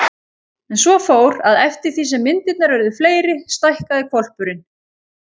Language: Icelandic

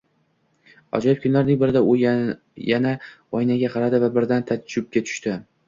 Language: Uzbek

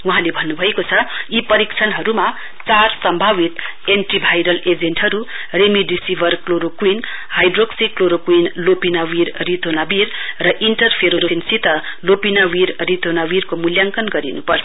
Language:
Nepali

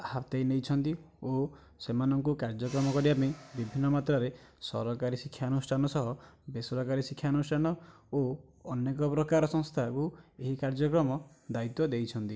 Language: Odia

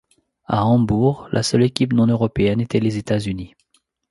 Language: French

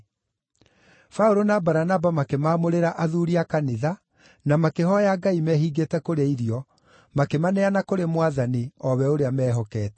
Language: Kikuyu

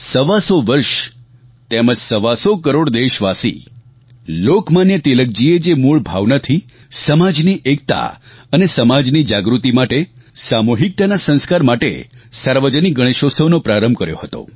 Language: Gujarati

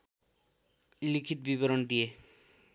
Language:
Nepali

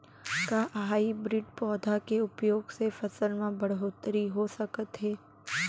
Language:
Chhattisgarhi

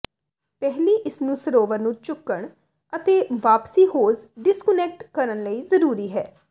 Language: Punjabi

